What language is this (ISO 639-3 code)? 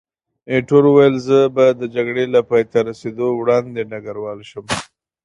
pus